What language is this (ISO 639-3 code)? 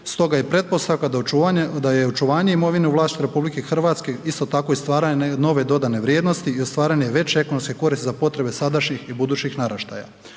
hrv